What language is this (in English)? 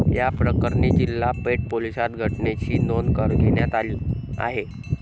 Marathi